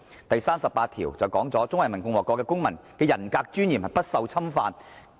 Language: Cantonese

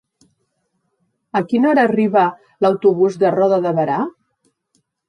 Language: Catalan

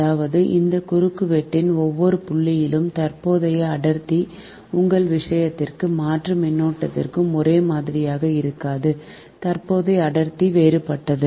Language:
Tamil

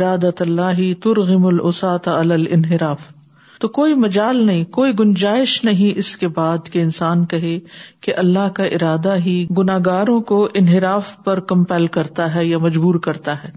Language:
Urdu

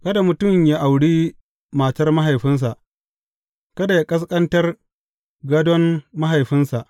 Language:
Hausa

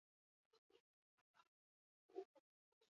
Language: Basque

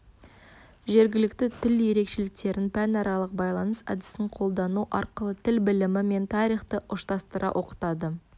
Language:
Kazakh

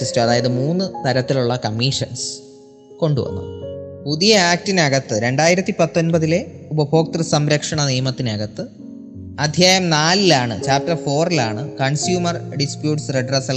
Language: Malayalam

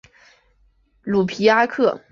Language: Chinese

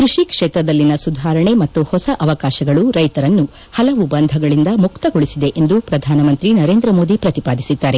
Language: Kannada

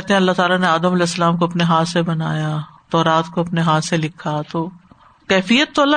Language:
Urdu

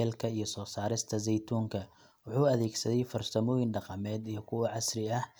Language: Somali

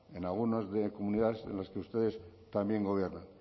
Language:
Spanish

